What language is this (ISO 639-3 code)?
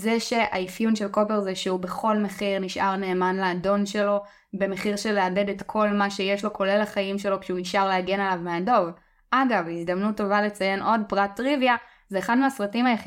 heb